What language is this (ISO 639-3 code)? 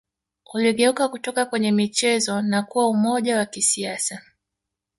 swa